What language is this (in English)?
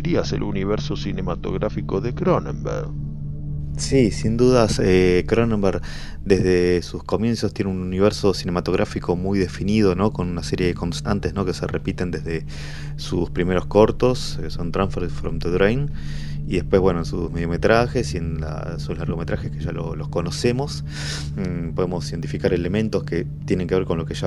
Spanish